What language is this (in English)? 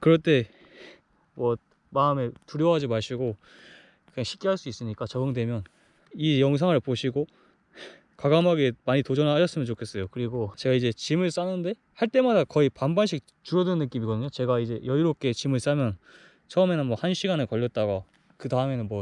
Korean